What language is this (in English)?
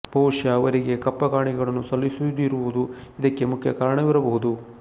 Kannada